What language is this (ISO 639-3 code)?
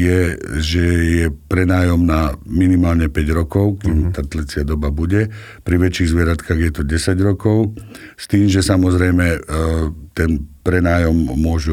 slk